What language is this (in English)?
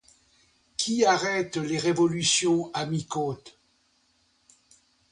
French